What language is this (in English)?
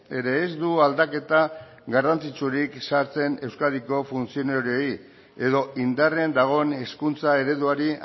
Basque